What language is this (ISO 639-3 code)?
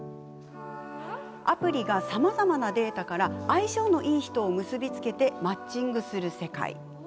jpn